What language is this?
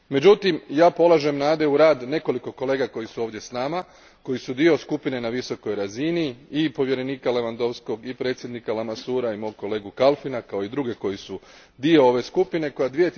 Croatian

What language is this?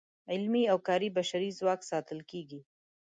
Pashto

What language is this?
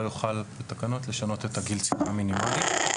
Hebrew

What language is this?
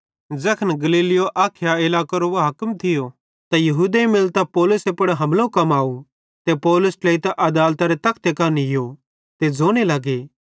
Bhadrawahi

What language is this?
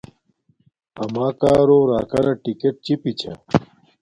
Domaaki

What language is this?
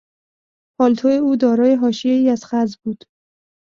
Persian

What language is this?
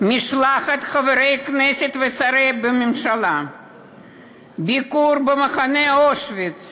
Hebrew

